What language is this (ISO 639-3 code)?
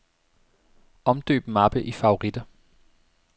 dan